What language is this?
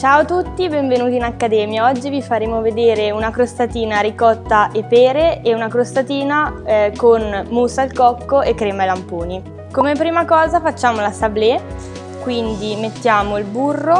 Italian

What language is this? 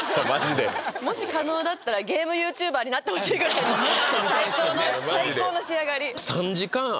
Japanese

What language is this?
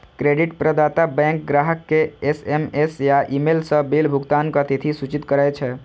Maithili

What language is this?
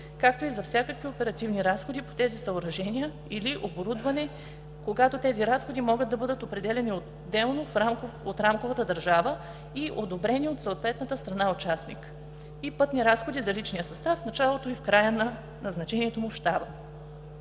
Bulgarian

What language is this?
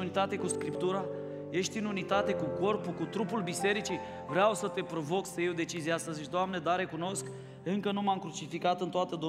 Romanian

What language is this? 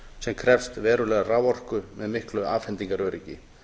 Icelandic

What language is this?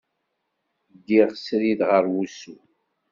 Kabyle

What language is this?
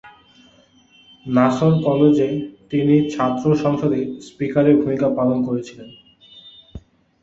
Bangla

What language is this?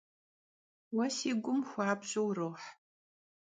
Kabardian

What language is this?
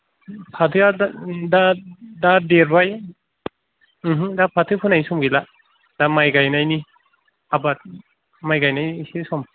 Bodo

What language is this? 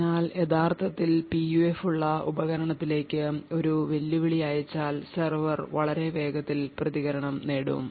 Malayalam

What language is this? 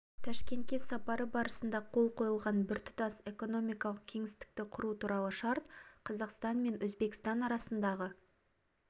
Kazakh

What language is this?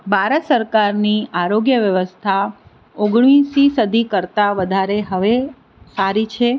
Gujarati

